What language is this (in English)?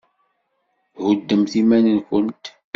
Kabyle